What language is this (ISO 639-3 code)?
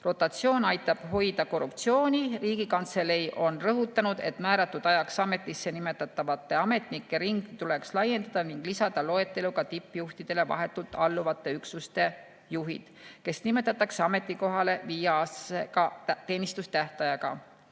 est